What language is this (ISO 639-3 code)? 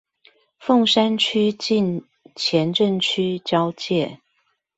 zho